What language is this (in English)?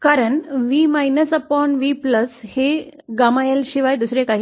Marathi